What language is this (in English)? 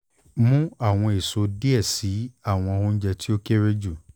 Yoruba